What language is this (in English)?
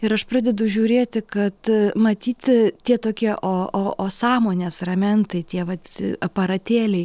Lithuanian